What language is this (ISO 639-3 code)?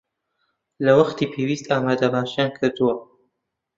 ckb